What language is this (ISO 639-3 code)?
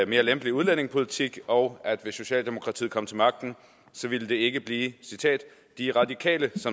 dan